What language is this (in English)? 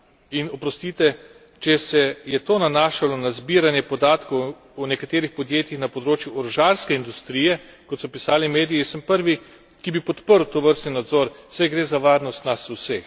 Slovenian